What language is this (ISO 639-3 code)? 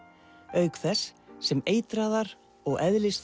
isl